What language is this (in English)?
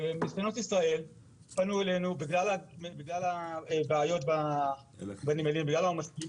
Hebrew